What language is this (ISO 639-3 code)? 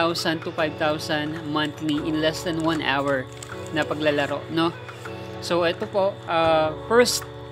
fil